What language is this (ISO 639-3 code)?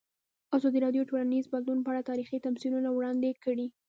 pus